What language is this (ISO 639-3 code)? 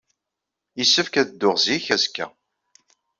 kab